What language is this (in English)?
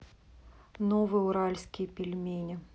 Russian